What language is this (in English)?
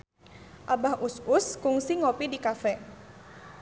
Sundanese